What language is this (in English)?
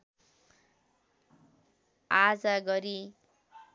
Nepali